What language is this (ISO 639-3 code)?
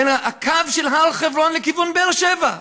heb